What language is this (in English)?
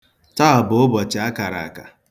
Igbo